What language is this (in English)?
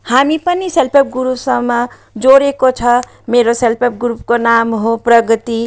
Nepali